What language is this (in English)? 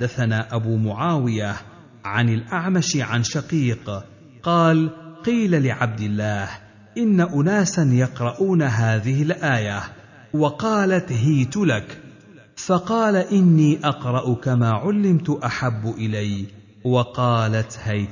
Arabic